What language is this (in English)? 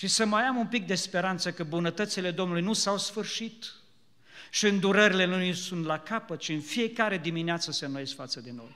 Romanian